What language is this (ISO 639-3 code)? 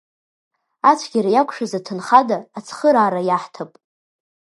abk